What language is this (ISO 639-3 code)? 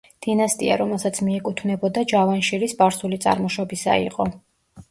kat